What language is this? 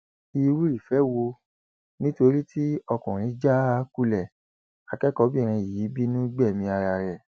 Yoruba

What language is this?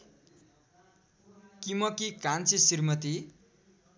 Nepali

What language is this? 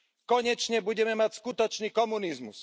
Slovak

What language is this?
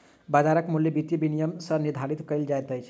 Maithili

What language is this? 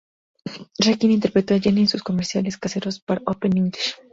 Spanish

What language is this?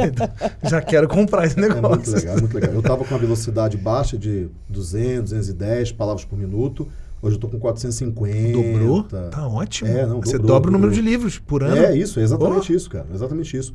Portuguese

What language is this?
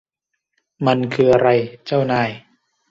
Thai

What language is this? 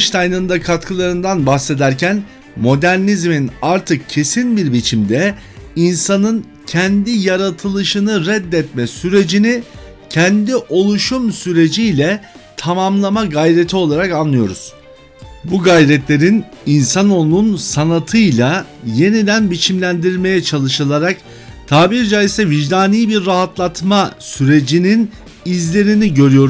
Turkish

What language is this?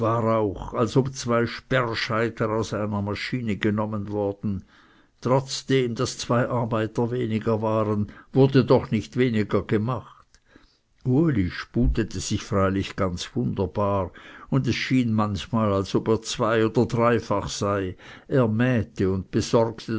German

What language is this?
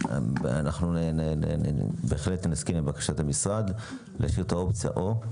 Hebrew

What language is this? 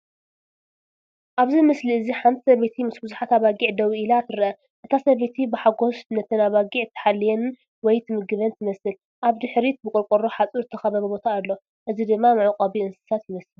Tigrinya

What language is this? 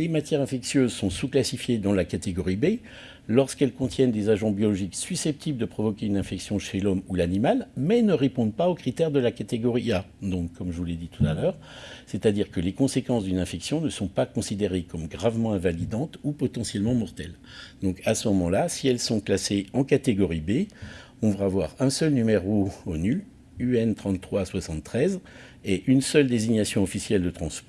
French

